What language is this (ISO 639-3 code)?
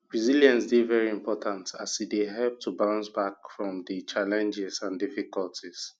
pcm